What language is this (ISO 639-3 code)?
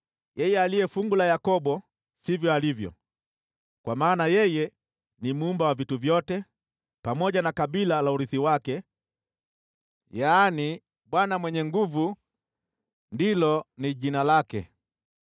swa